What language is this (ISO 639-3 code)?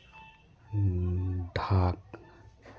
sat